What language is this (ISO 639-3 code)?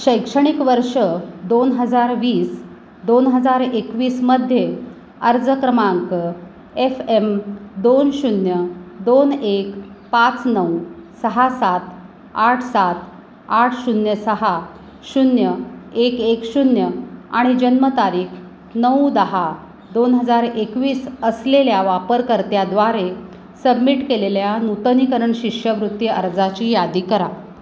mar